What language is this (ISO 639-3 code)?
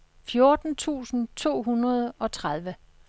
dan